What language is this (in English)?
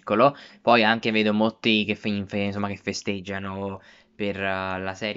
Italian